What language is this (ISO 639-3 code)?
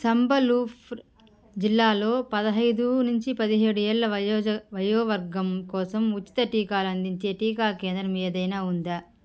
tel